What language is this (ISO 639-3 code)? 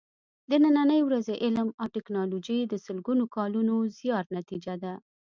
pus